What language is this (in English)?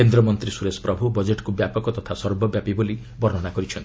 Odia